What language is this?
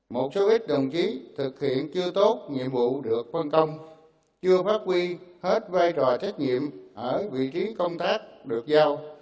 Vietnamese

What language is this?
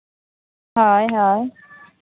Santali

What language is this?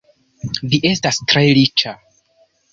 Esperanto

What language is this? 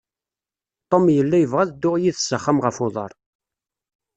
Kabyle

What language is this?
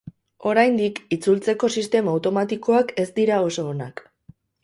Basque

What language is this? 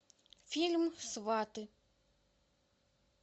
Russian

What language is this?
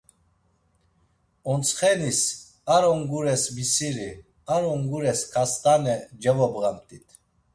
Laz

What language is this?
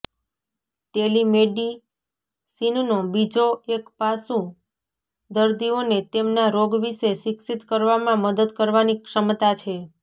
Gujarati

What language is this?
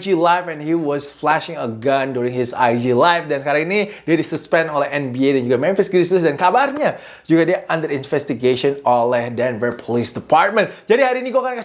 Indonesian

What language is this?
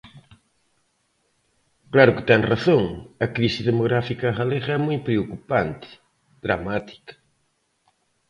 Galician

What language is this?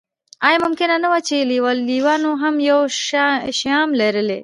Pashto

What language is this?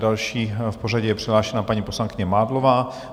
Czech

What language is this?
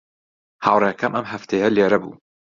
Central Kurdish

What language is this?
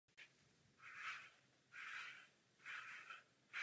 Czech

